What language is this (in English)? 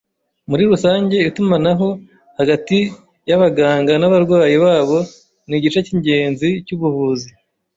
Kinyarwanda